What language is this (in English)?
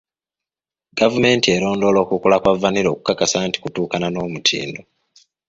Ganda